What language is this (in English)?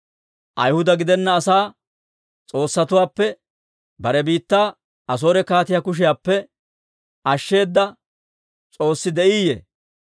Dawro